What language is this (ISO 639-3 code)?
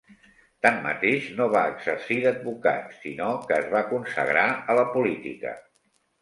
cat